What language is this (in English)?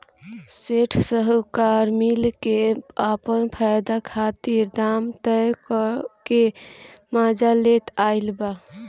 Bhojpuri